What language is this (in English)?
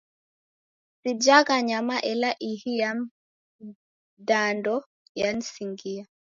Taita